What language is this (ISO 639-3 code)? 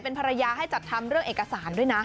tha